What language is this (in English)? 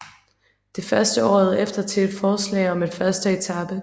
Danish